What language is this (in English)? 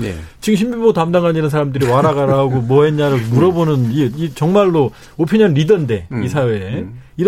Korean